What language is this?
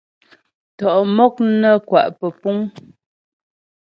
Ghomala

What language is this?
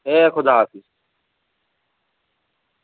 Dogri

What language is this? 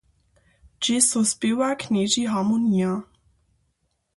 Upper Sorbian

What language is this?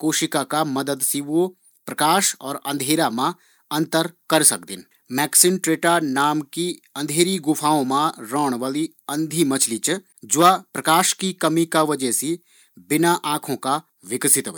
Garhwali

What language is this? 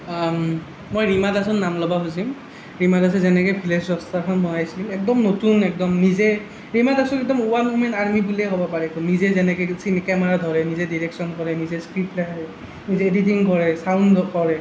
Assamese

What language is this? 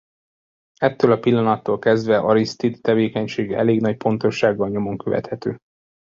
Hungarian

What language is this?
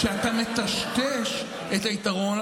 Hebrew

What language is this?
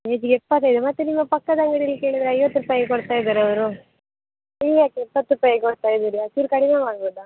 Kannada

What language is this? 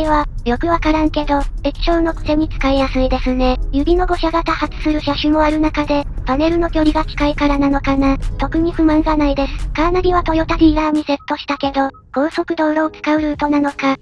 Japanese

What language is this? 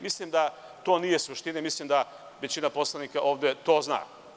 Serbian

